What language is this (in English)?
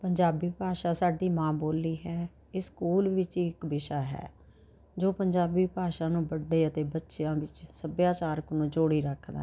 Punjabi